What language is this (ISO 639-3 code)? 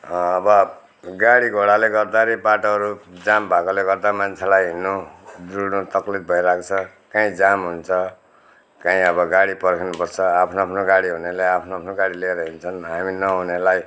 nep